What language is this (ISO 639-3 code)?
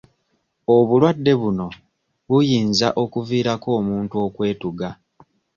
lug